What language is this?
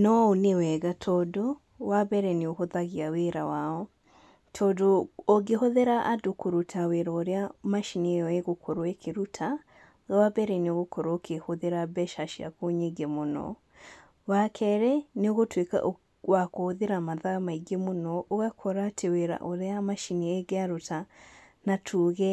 Kikuyu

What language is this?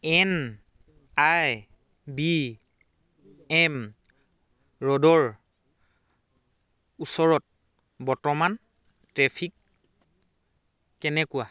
Assamese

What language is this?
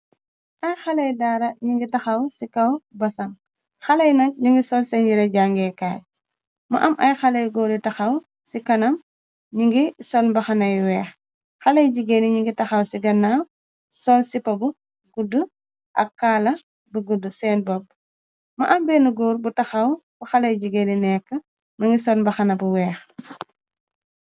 Wolof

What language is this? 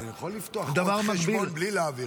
Hebrew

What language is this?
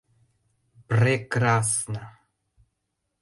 Mari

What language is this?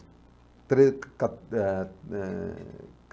Portuguese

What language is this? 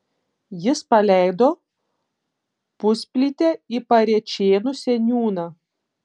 Lithuanian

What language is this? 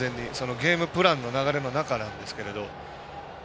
Japanese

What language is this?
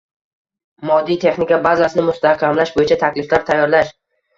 Uzbek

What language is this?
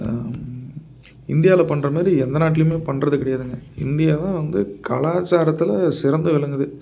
Tamil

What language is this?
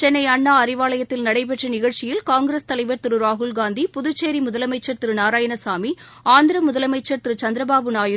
Tamil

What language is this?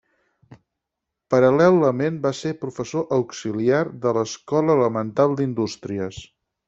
Catalan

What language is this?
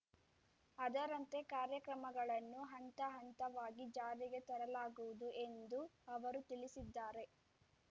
Kannada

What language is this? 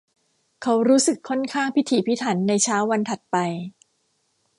Thai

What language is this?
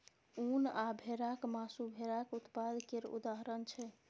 Maithili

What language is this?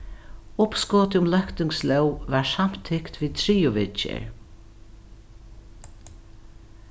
Faroese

